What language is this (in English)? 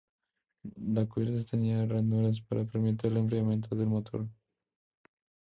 Spanish